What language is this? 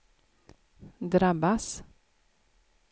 Swedish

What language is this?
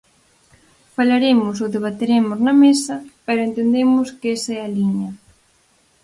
Galician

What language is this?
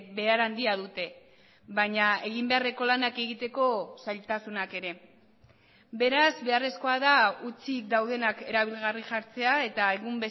Basque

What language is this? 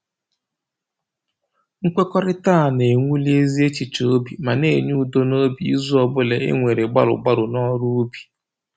Igbo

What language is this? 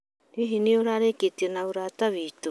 Kikuyu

